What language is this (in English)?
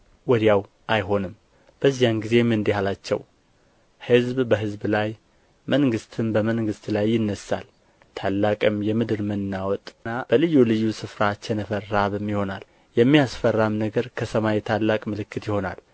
Amharic